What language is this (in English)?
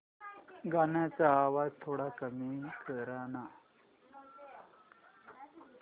Marathi